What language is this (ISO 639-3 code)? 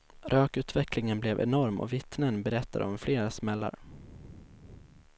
swe